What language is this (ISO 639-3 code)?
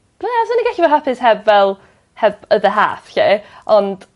cym